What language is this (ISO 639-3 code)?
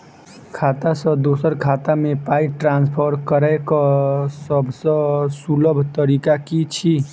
mai